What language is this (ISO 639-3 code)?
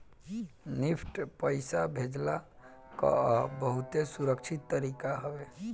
bho